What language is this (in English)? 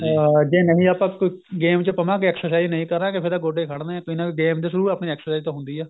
Punjabi